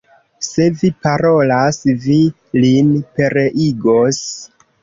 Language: Esperanto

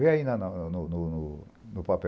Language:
Portuguese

